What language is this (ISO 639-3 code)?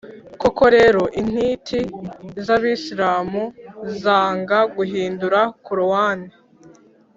kin